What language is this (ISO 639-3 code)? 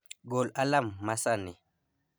luo